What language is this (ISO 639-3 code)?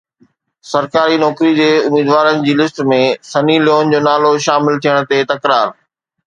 snd